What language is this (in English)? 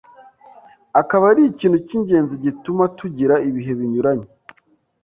Kinyarwanda